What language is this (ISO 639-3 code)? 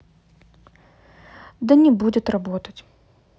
rus